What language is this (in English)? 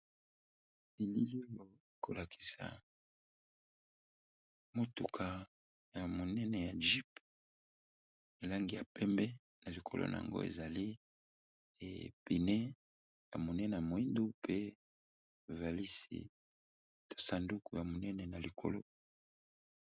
Lingala